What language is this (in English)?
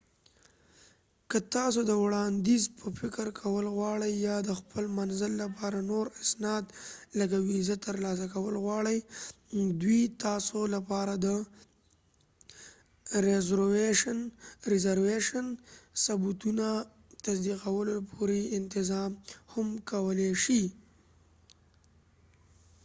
Pashto